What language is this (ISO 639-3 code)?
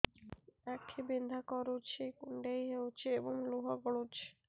ori